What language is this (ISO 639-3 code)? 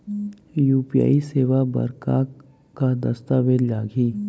hne